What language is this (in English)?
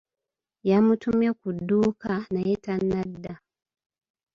Ganda